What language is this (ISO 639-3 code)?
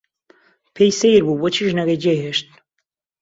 ckb